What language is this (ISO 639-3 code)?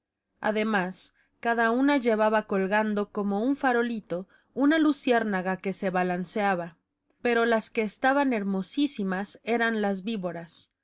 spa